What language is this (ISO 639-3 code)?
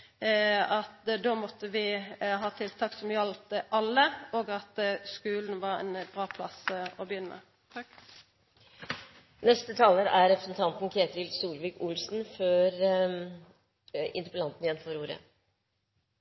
nor